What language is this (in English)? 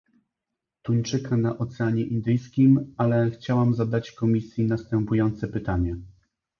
Polish